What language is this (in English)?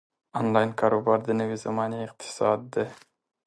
Pashto